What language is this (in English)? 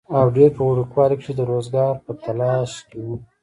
Pashto